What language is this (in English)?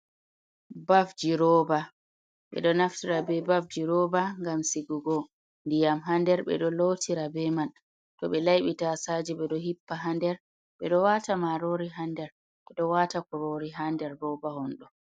Fula